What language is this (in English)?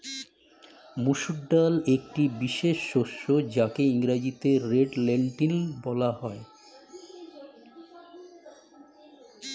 Bangla